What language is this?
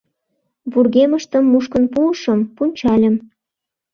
Mari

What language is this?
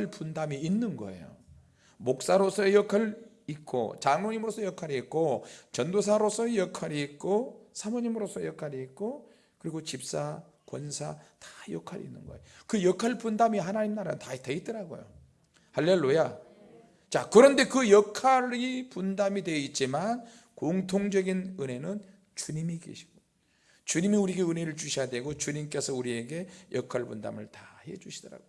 Korean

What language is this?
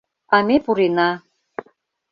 Mari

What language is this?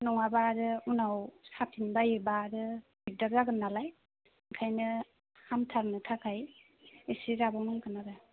Bodo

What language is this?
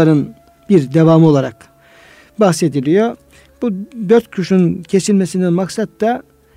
Turkish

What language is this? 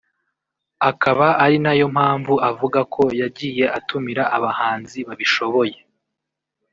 Kinyarwanda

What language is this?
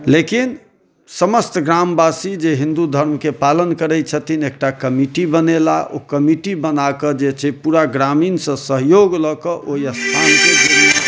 Maithili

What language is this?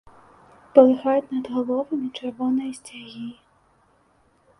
Belarusian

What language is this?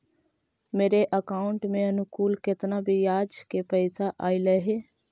Magahi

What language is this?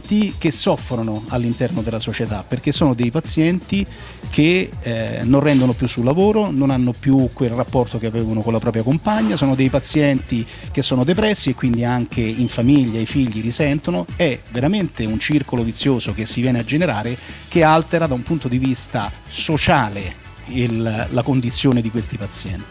Italian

